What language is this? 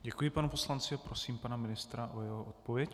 Czech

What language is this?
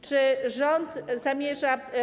Polish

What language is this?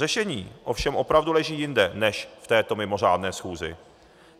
Czech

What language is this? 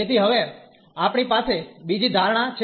Gujarati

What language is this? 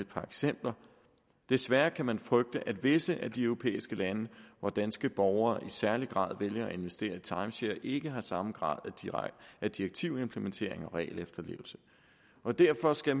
Danish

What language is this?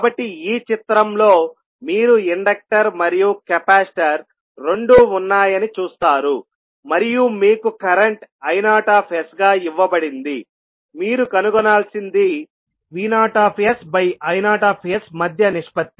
Telugu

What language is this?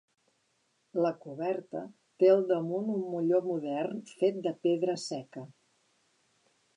Catalan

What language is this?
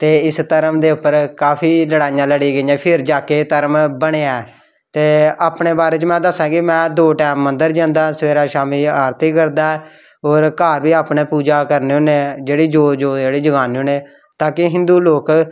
Dogri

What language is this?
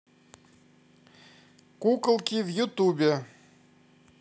Russian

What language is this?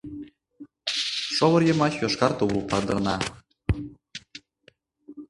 Mari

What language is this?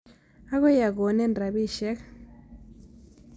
Kalenjin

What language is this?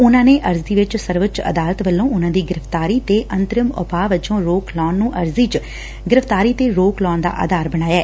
Punjabi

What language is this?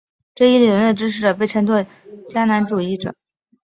Chinese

